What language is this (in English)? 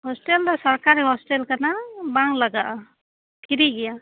Santali